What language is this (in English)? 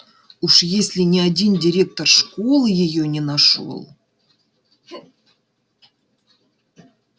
Russian